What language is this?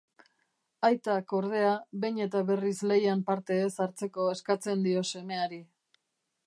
Basque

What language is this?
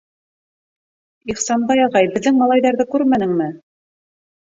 Bashkir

